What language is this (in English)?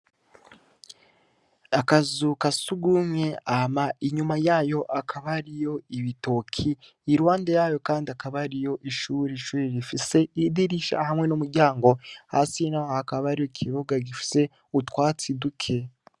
Rundi